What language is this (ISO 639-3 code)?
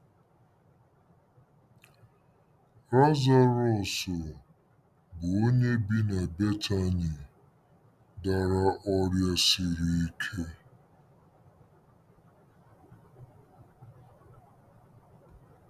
ibo